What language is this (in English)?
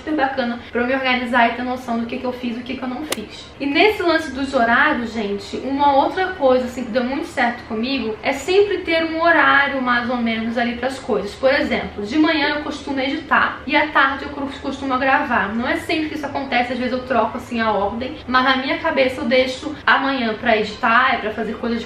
Portuguese